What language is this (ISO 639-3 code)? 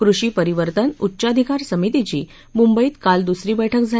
mar